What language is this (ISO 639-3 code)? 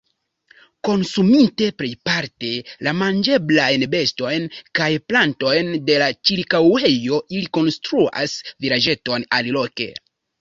epo